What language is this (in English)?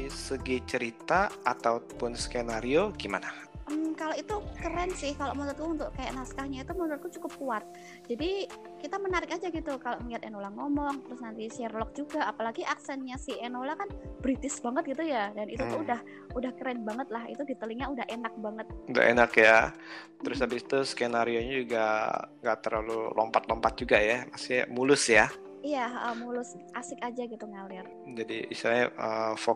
Indonesian